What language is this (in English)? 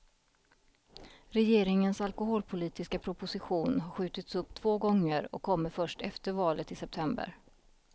Swedish